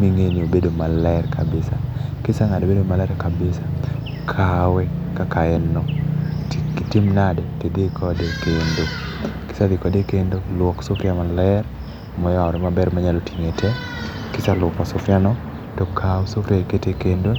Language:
Luo (Kenya and Tanzania)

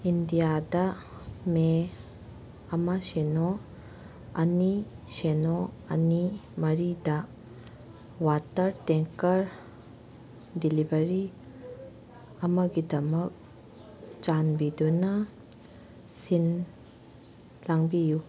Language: Manipuri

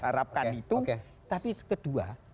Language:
Indonesian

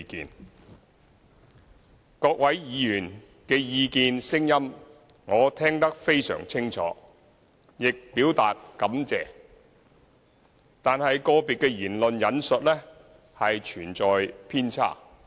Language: Cantonese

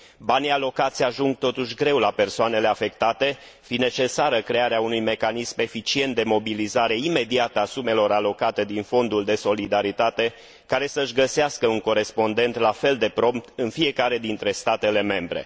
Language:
Romanian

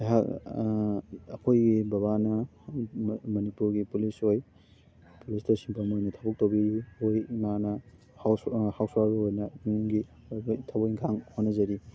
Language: Manipuri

